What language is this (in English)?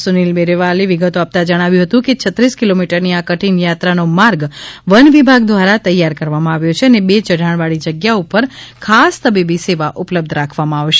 Gujarati